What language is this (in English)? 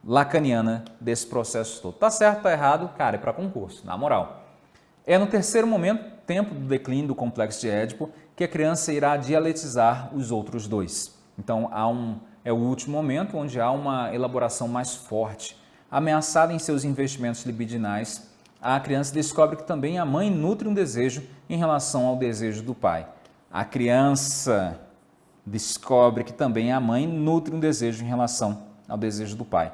Portuguese